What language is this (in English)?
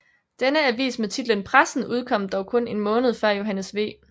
Danish